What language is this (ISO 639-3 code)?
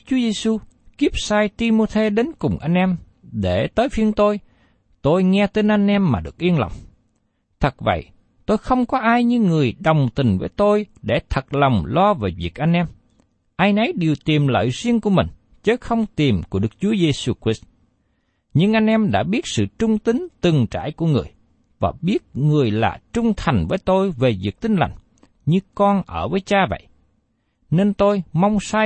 vie